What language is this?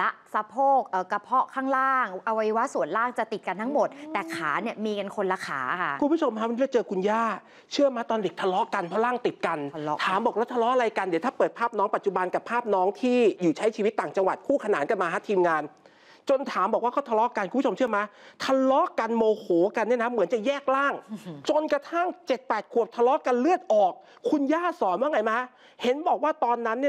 Thai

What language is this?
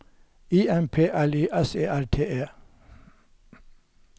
Norwegian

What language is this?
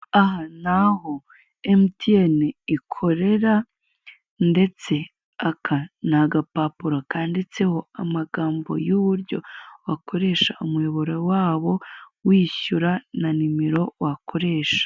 Kinyarwanda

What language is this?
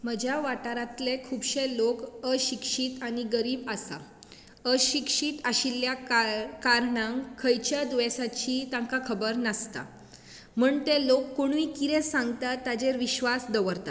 Konkani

